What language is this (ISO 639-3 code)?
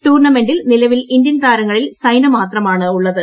mal